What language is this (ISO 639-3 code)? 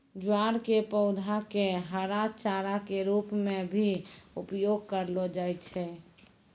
mai